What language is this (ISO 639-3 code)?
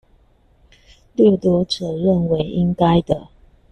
zho